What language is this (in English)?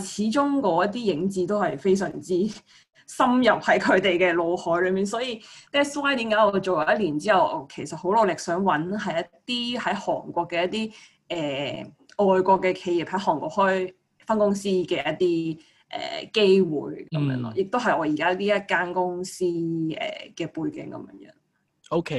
Chinese